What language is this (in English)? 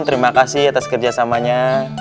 Indonesian